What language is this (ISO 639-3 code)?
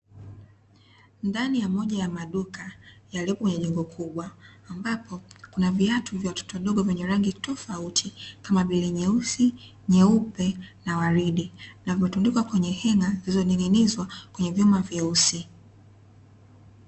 swa